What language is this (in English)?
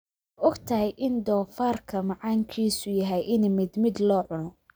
Somali